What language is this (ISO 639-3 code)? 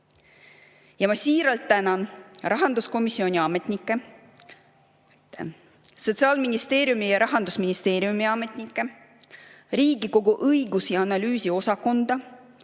est